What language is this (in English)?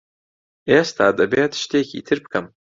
Central Kurdish